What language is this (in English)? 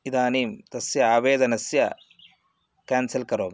Sanskrit